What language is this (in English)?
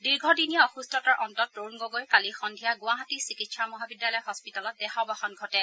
Assamese